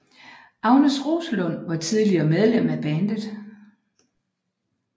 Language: Danish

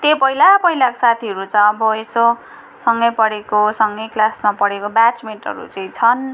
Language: Nepali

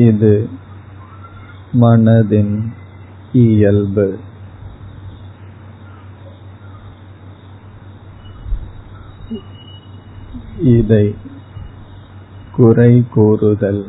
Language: Tamil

